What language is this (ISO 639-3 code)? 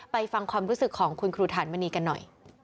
tha